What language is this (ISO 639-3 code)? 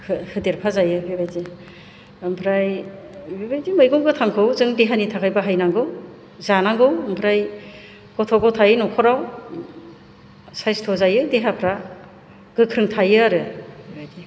brx